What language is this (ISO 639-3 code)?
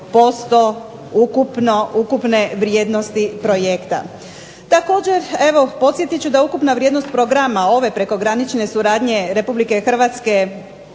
hrv